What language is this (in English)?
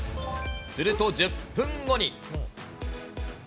Japanese